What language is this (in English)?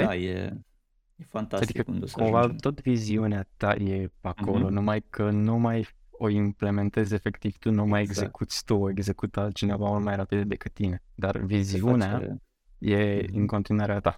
Romanian